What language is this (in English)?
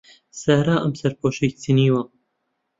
Central Kurdish